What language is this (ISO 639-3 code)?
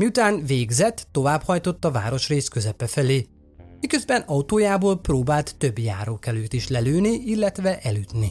hun